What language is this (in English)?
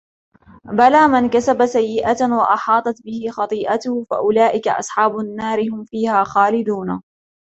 Arabic